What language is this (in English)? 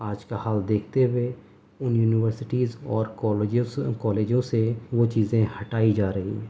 Urdu